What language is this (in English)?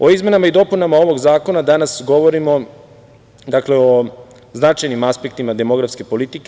Serbian